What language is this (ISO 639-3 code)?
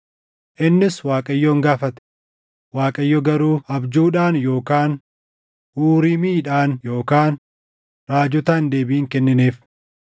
orm